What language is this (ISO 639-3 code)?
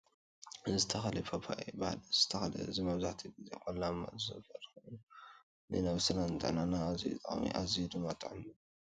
tir